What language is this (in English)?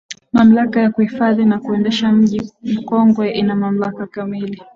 Swahili